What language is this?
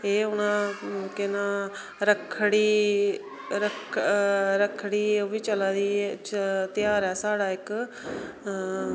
Dogri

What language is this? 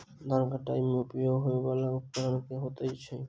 Maithili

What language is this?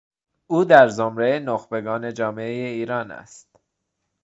Persian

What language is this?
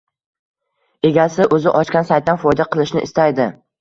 Uzbek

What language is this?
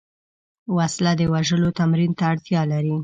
Pashto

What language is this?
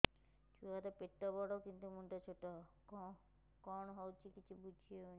Odia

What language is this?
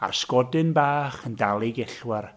Welsh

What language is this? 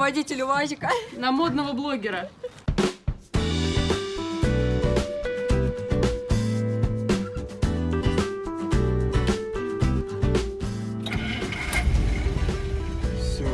Russian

